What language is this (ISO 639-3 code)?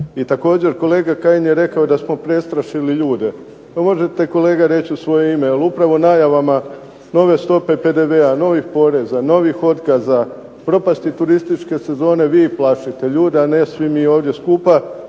hrv